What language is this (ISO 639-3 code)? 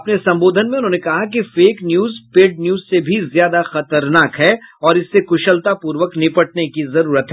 hin